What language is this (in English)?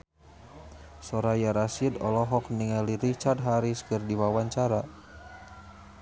Sundanese